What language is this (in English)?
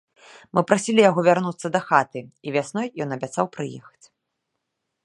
Belarusian